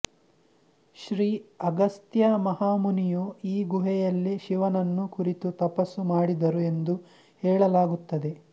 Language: Kannada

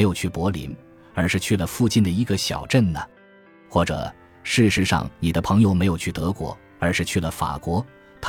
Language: Chinese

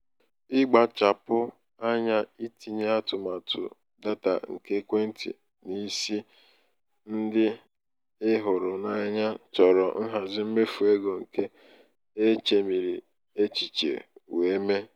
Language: Igbo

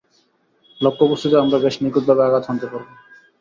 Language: Bangla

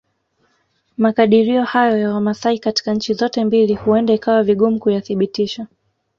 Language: Swahili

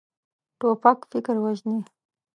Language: Pashto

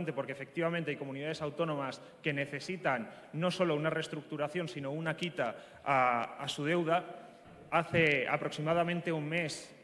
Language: Spanish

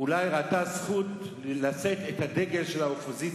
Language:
Hebrew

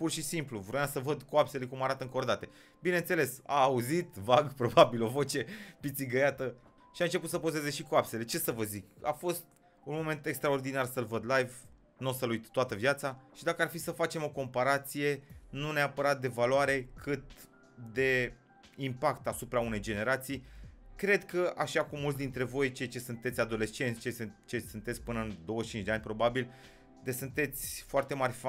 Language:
Romanian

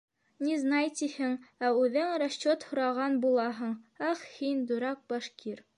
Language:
Bashkir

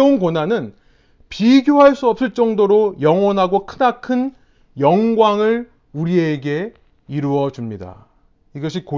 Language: Korean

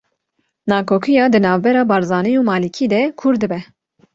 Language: Kurdish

